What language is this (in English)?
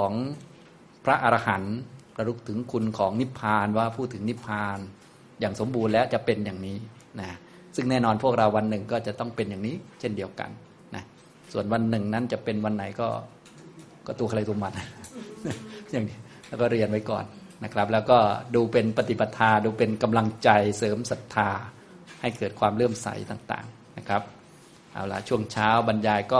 Thai